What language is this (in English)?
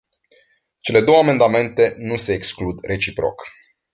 Romanian